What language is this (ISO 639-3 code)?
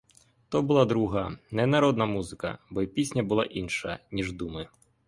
ukr